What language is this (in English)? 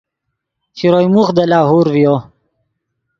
Yidgha